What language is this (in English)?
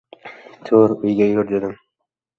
Uzbek